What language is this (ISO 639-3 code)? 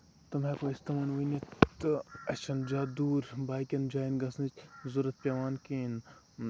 kas